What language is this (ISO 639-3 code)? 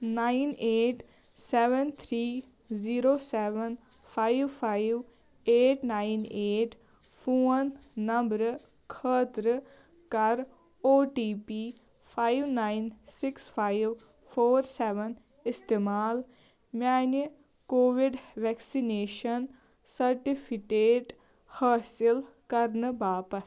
kas